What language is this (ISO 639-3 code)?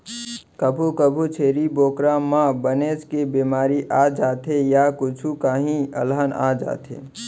hne